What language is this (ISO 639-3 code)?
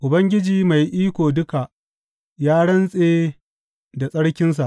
hau